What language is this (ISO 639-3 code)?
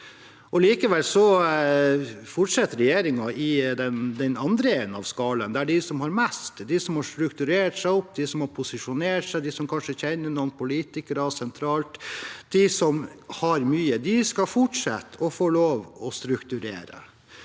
nor